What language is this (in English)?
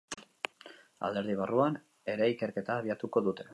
Basque